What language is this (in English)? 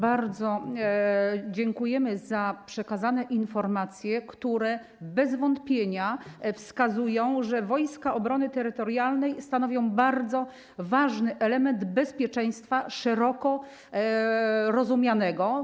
Polish